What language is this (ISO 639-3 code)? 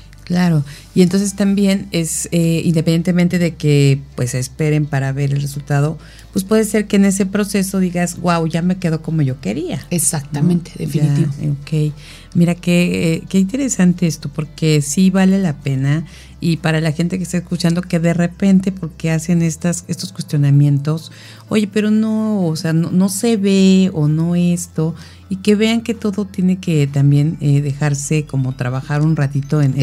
spa